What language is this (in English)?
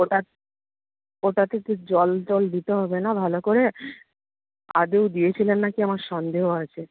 Bangla